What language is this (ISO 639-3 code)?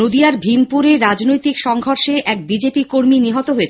ben